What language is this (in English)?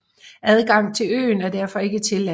Danish